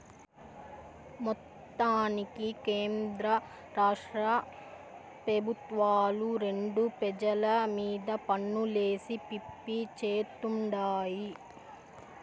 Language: Telugu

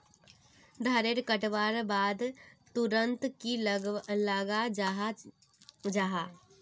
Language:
Magahi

